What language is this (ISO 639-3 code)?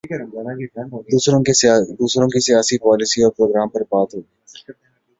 urd